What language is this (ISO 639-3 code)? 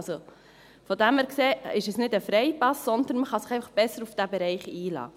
gsw